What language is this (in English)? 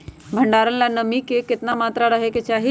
Magahi